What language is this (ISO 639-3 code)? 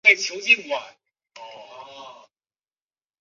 zho